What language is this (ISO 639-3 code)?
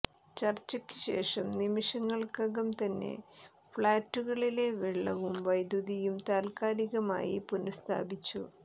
mal